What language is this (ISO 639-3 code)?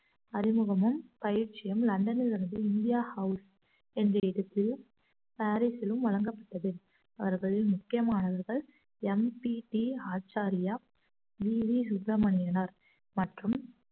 tam